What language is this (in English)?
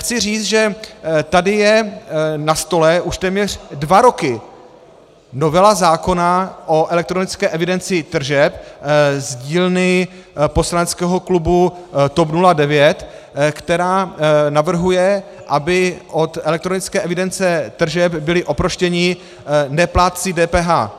Czech